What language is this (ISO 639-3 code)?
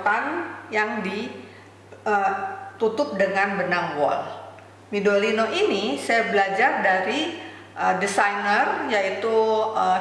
ind